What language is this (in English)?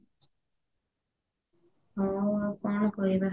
Odia